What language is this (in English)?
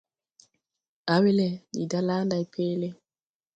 Tupuri